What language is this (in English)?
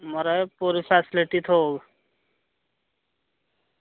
Dogri